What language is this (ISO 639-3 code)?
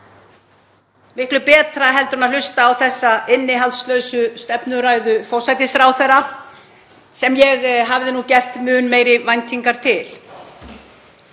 isl